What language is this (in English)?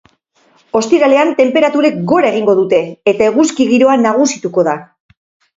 Basque